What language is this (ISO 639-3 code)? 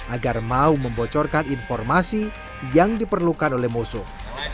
ind